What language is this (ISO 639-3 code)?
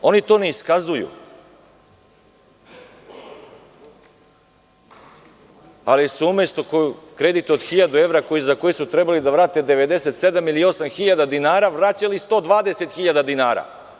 srp